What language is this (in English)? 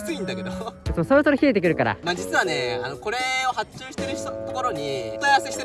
Japanese